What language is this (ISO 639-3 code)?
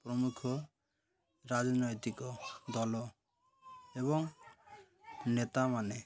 ori